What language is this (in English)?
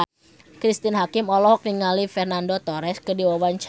Sundanese